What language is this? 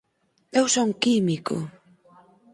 Galician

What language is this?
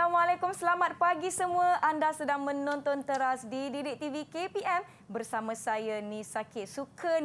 Malay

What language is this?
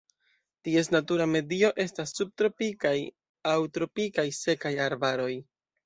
Esperanto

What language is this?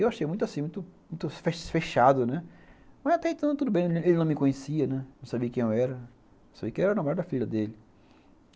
Portuguese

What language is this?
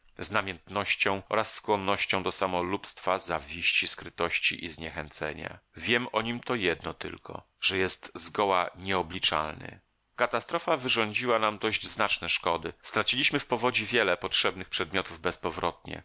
Polish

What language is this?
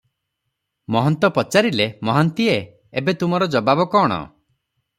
Odia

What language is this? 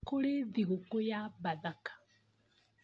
Kikuyu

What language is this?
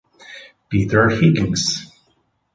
Italian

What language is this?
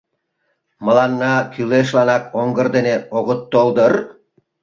Mari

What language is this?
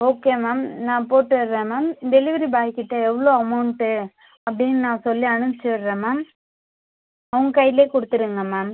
Tamil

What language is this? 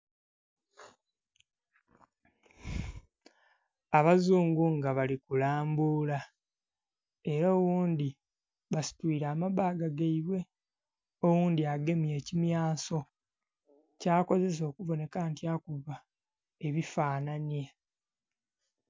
Soga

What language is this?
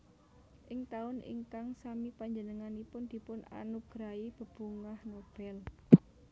Javanese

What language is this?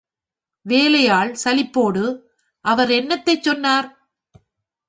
Tamil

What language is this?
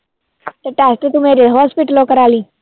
Punjabi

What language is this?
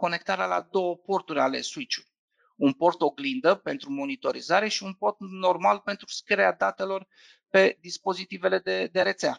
Romanian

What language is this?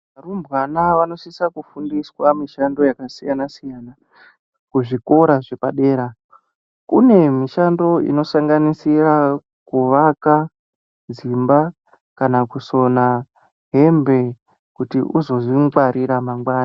Ndau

